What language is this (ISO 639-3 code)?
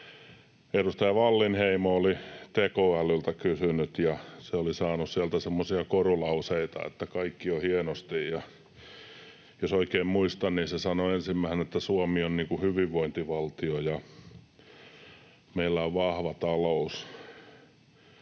fin